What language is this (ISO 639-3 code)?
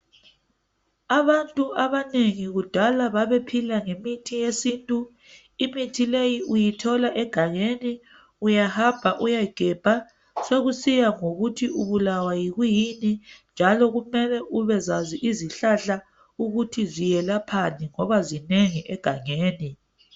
nde